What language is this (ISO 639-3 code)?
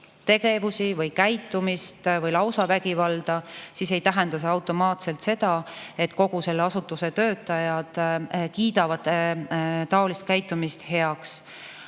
est